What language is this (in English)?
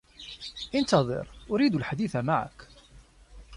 Arabic